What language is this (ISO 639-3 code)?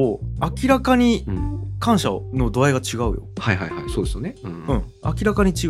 jpn